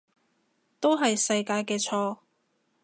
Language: Cantonese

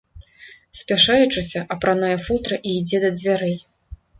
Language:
Belarusian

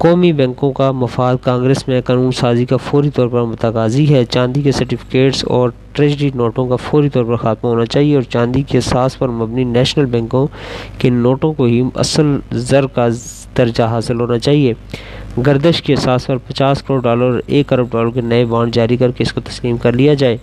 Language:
Urdu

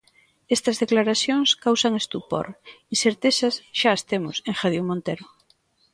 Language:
Galician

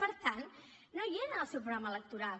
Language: Catalan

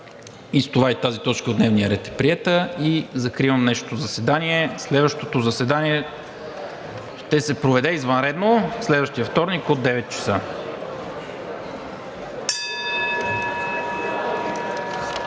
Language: Bulgarian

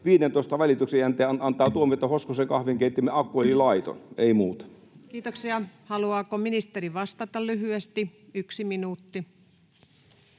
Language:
Finnish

